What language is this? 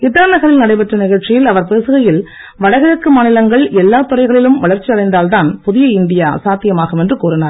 Tamil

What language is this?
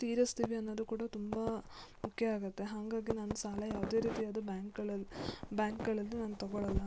Kannada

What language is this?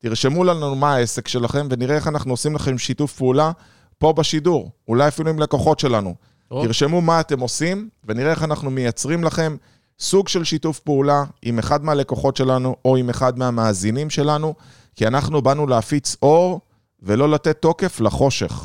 Hebrew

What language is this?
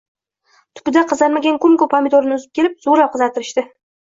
Uzbek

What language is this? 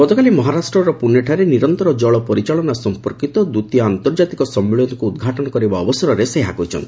Odia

